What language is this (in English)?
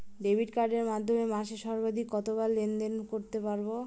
Bangla